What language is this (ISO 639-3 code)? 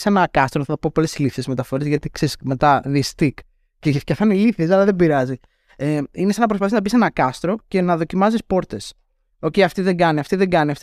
ell